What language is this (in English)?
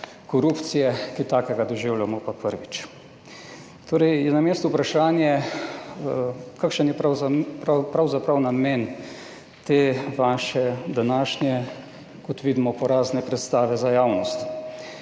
Slovenian